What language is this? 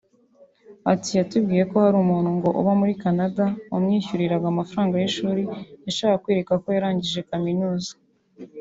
Kinyarwanda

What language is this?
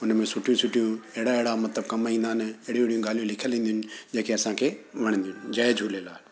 Sindhi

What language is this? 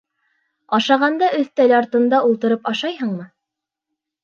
Bashkir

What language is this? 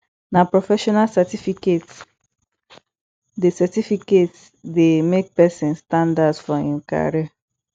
Nigerian Pidgin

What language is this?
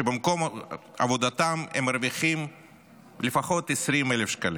Hebrew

